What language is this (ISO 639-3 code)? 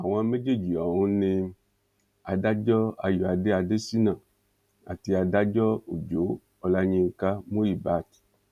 yor